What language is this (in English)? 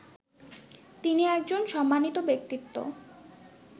Bangla